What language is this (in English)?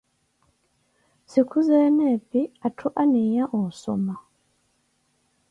Koti